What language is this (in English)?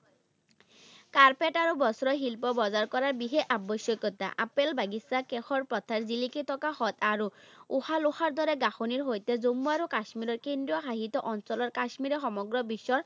Assamese